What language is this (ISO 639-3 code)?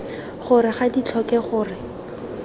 tsn